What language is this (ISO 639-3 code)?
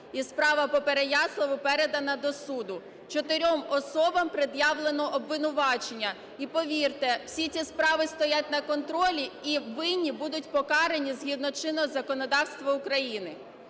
ukr